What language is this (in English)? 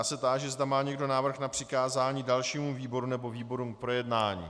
Czech